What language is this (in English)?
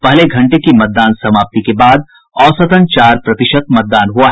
Hindi